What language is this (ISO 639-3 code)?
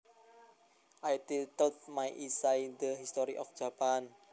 jav